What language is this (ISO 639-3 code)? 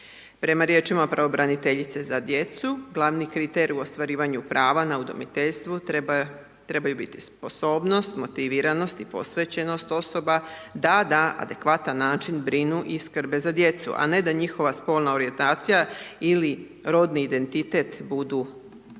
hrv